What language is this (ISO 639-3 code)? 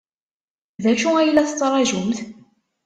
kab